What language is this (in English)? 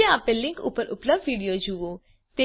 Gujarati